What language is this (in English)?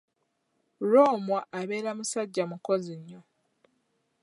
Ganda